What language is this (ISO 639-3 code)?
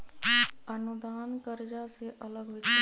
mag